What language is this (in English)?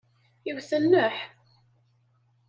Kabyle